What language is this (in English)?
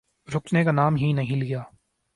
Urdu